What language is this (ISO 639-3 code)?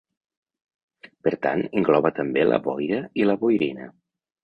cat